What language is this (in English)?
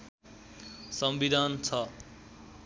Nepali